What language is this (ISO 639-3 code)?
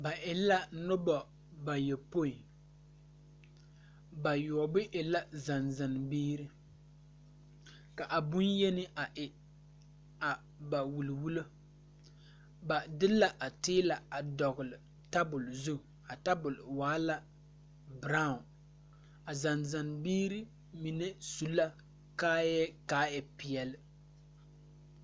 dga